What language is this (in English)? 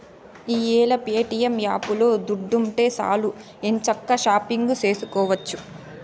Telugu